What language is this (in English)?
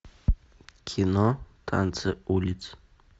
Russian